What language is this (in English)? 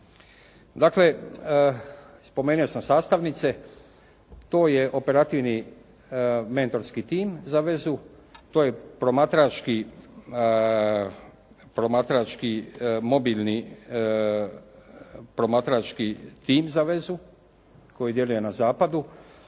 Croatian